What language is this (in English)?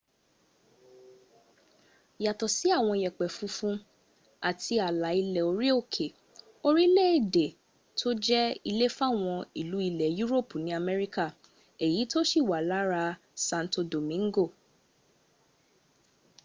Yoruba